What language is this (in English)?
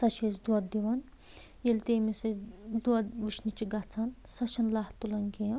Kashmiri